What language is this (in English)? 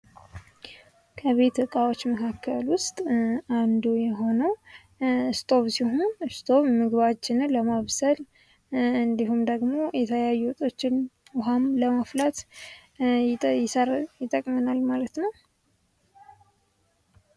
Amharic